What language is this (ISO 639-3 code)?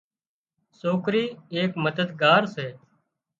kxp